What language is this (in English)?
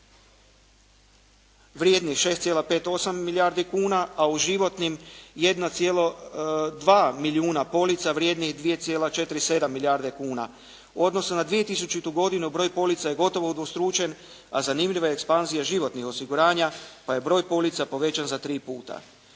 Croatian